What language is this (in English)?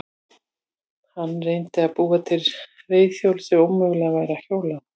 Icelandic